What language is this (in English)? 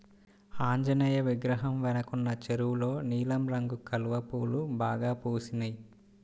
Telugu